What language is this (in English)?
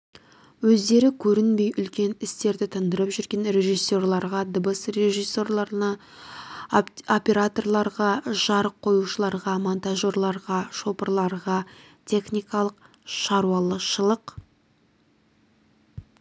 Kazakh